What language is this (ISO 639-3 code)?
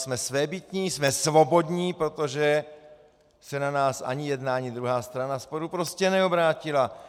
ces